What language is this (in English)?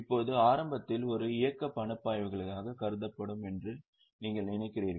Tamil